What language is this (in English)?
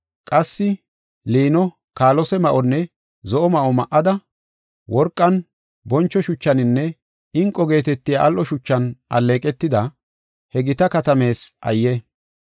Gofa